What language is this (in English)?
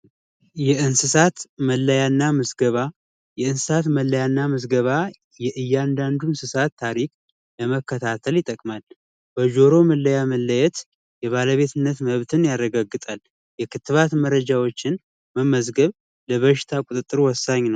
Amharic